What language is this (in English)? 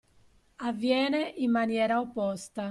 Italian